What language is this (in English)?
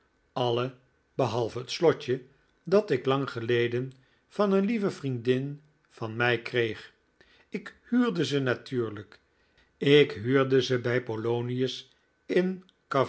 Dutch